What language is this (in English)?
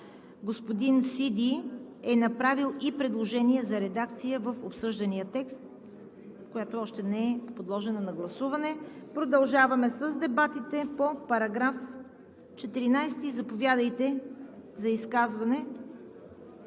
Bulgarian